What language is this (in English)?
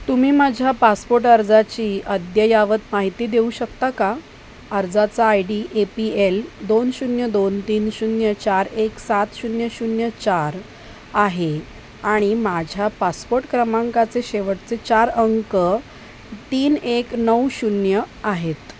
Marathi